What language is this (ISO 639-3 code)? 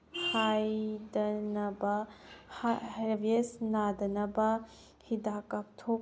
mni